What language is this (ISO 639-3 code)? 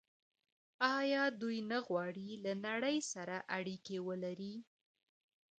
pus